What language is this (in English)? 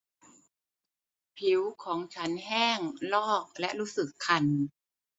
Thai